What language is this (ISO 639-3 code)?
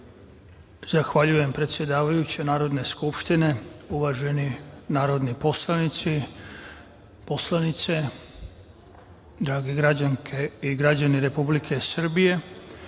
srp